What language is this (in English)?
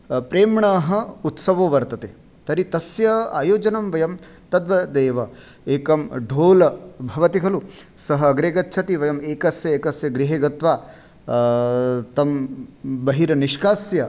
Sanskrit